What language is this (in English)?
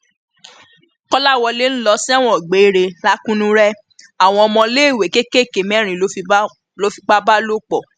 Yoruba